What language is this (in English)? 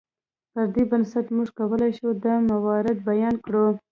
Pashto